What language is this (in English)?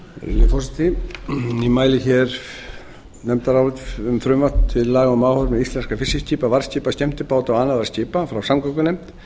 Icelandic